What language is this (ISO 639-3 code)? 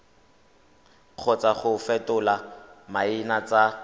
tsn